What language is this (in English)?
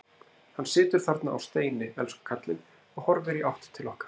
Icelandic